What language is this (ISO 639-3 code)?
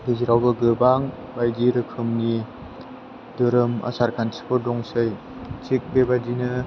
brx